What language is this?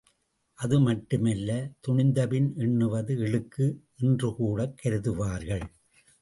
Tamil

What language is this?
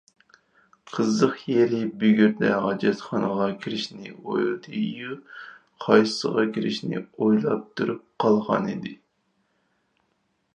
Uyghur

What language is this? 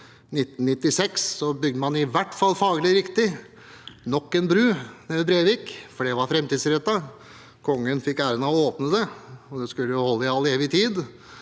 Norwegian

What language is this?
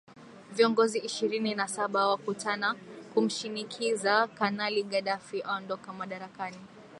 Swahili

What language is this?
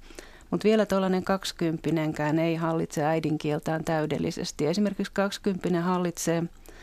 Finnish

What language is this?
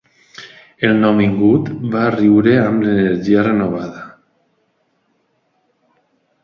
Catalan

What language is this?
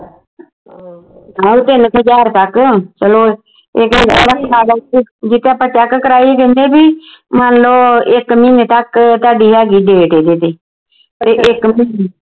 Punjabi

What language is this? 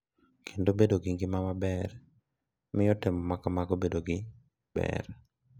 Luo (Kenya and Tanzania)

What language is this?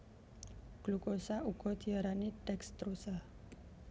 Javanese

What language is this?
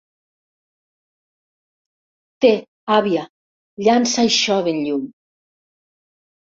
Catalan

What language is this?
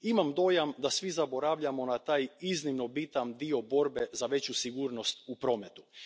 Croatian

